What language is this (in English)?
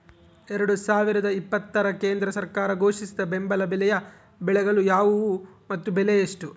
Kannada